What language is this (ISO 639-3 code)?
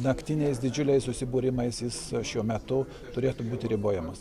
lit